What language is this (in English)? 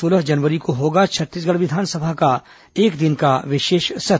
Hindi